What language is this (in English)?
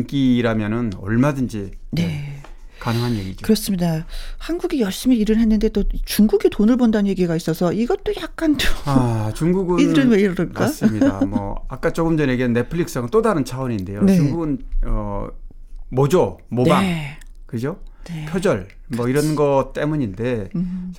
Korean